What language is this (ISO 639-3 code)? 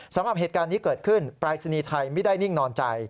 tha